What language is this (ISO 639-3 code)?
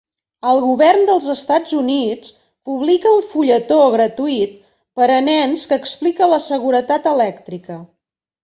cat